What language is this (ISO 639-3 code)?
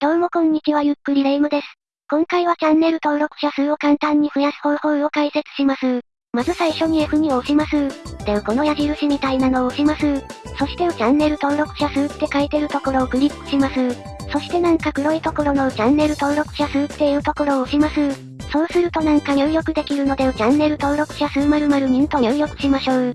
jpn